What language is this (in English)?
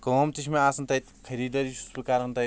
Kashmiri